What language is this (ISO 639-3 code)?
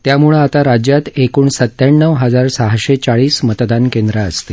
mar